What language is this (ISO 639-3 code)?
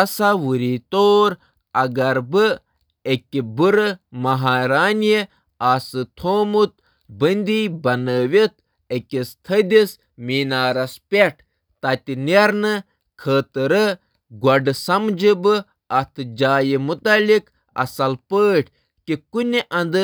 kas